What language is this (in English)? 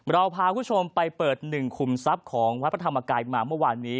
Thai